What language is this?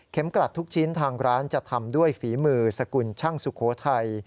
Thai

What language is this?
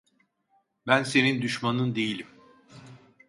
Turkish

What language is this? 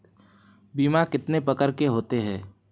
Hindi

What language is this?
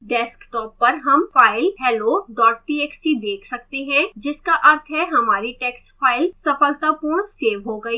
Hindi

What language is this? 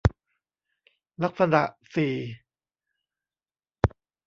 Thai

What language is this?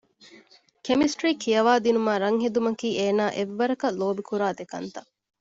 Divehi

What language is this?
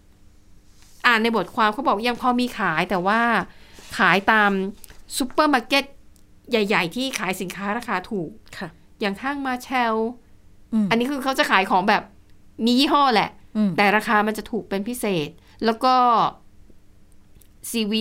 Thai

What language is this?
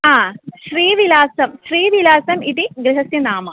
Sanskrit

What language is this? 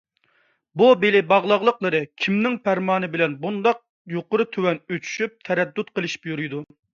Uyghur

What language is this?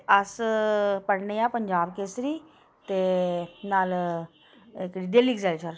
Dogri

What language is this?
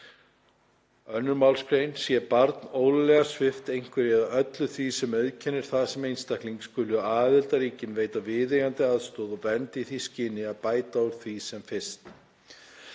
Icelandic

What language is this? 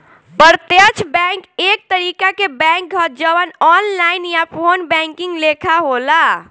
Bhojpuri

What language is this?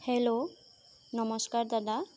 Assamese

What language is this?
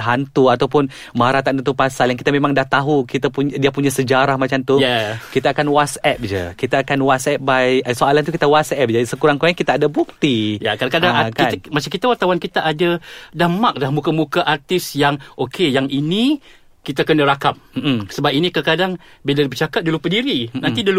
Malay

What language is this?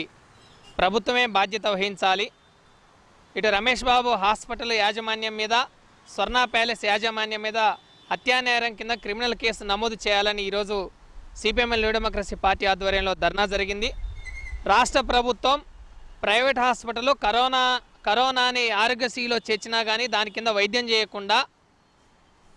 Hindi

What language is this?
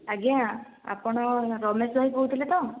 Odia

